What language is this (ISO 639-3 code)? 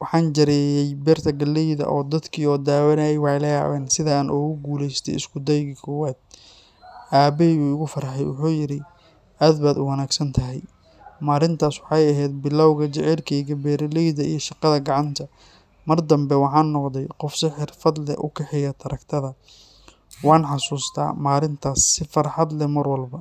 som